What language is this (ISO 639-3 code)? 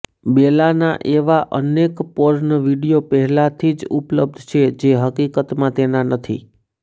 guj